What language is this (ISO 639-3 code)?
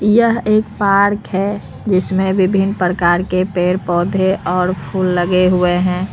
hin